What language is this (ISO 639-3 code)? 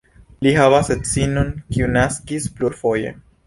epo